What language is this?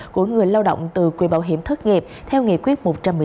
Vietnamese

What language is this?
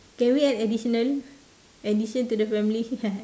English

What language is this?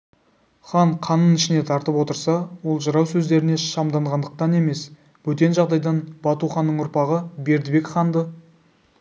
Kazakh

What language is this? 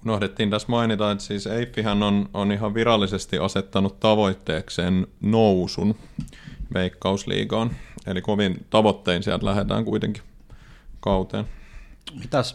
Finnish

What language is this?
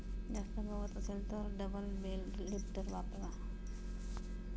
Marathi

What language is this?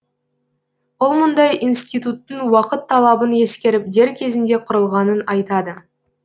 Kazakh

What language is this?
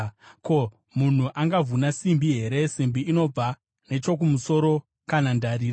Shona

